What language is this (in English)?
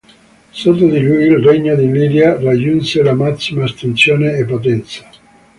Italian